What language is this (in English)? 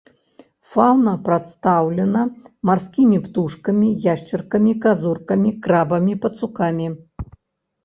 Belarusian